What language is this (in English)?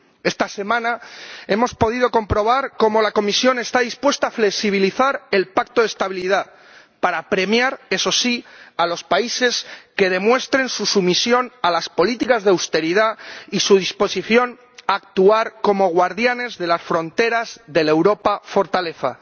Spanish